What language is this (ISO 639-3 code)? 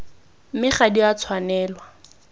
tsn